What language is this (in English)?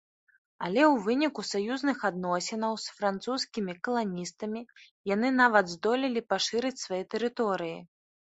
Belarusian